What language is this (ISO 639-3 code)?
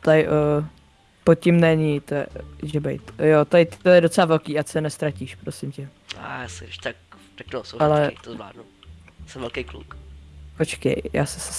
ces